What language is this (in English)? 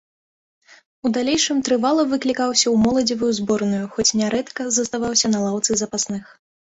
Belarusian